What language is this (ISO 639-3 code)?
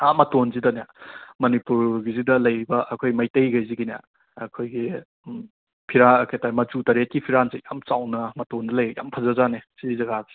mni